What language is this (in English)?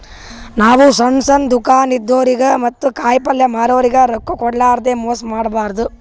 Kannada